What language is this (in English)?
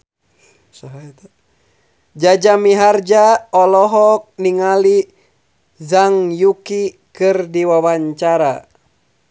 Sundanese